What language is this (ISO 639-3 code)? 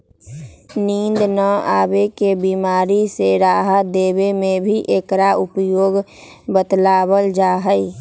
mag